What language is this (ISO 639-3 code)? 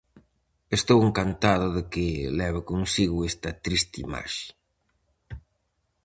glg